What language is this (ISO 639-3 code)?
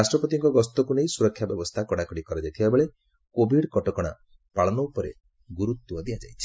ori